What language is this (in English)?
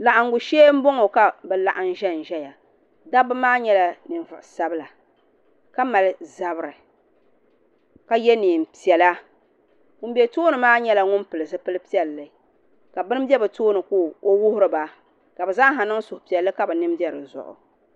Dagbani